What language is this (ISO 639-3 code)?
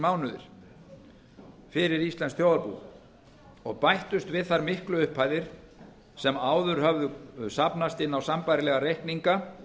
isl